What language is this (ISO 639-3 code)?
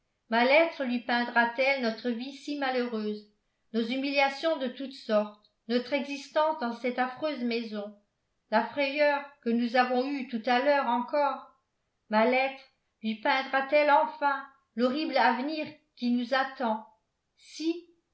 fra